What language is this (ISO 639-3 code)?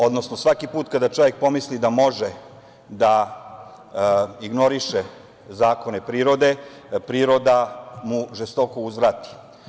srp